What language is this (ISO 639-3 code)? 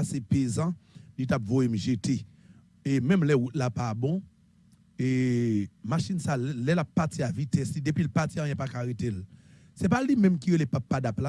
fra